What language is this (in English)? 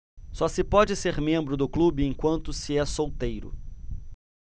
Portuguese